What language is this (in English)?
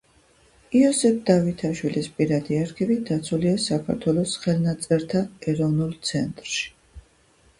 Georgian